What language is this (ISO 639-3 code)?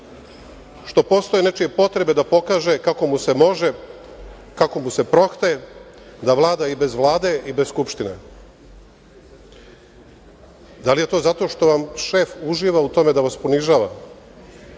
srp